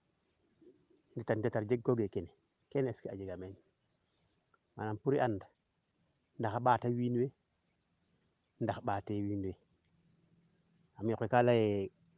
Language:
Serer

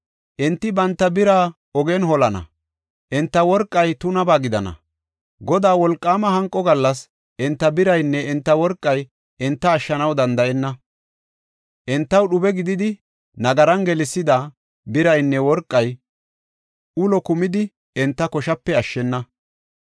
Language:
Gofa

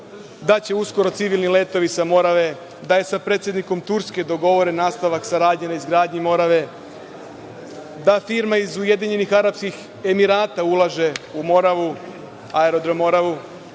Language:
Serbian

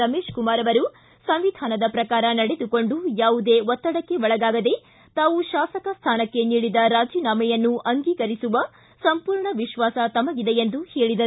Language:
Kannada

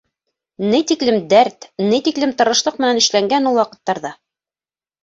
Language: Bashkir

